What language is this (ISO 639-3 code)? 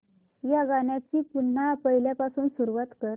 mar